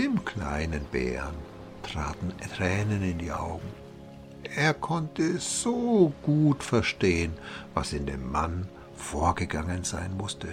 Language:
German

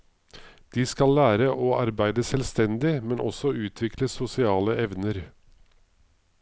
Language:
Norwegian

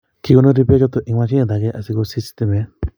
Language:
Kalenjin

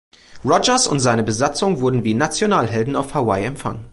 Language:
German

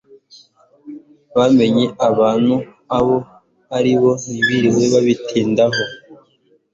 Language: Kinyarwanda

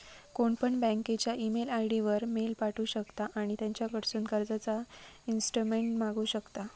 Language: Marathi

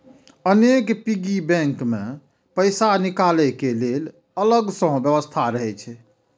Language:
Maithili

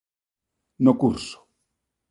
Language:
Galician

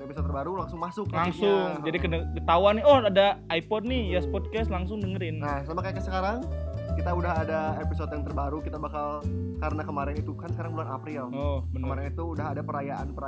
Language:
Indonesian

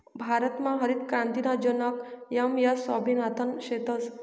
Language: Marathi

